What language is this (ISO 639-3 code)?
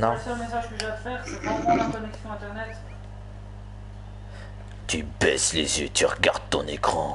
fra